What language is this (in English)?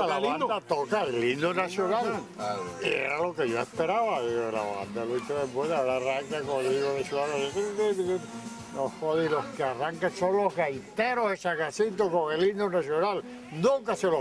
Spanish